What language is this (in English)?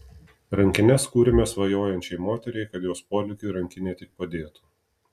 Lithuanian